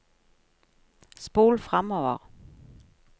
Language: Norwegian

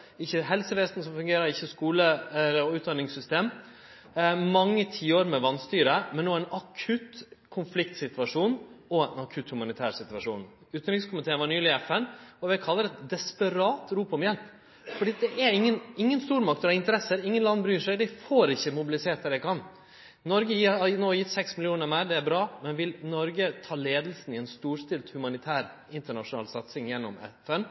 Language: Norwegian Nynorsk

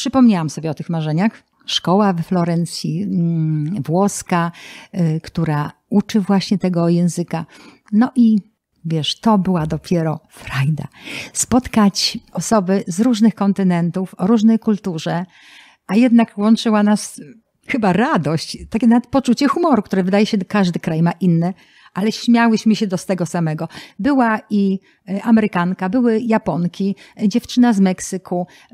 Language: Polish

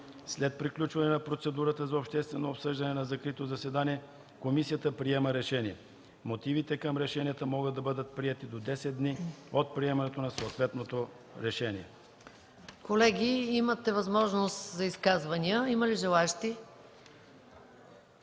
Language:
Bulgarian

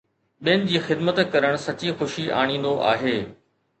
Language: Sindhi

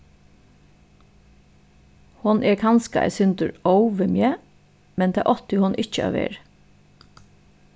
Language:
Faroese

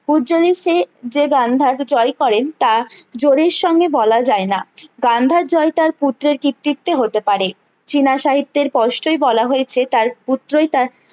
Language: Bangla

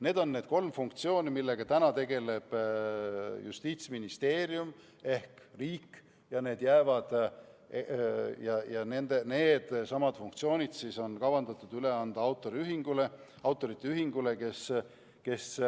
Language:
Estonian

